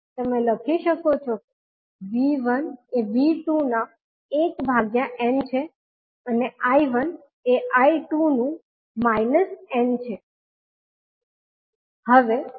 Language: Gujarati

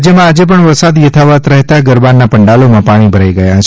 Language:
Gujarati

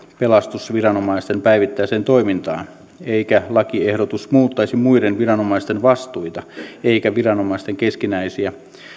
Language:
Finnish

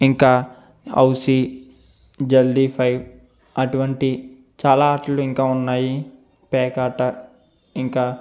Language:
Telugu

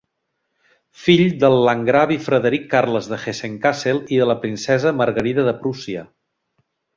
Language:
Catalan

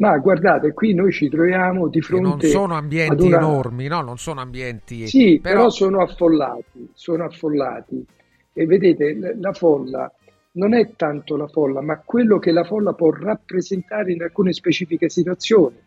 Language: Italian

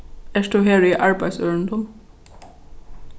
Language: Faroese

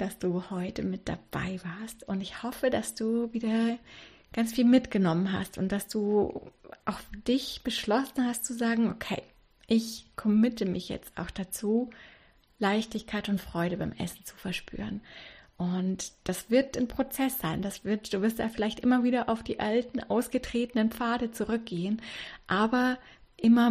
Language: German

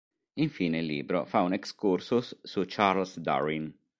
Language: Italian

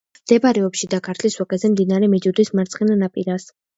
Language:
Georgian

